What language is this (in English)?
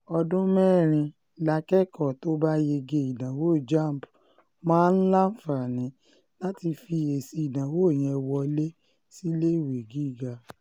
Yoruba